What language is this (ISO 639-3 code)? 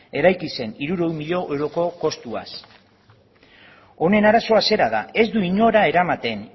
eus